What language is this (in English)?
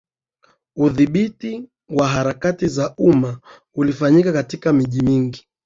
Swahili